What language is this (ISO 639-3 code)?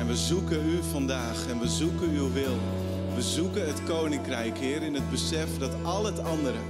nld